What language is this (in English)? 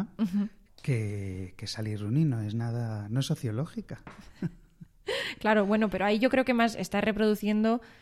Spanish